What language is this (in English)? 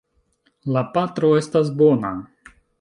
Esperanto